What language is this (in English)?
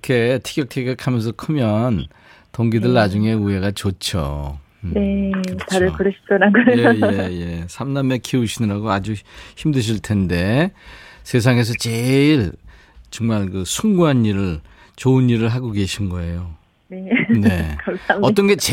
Korean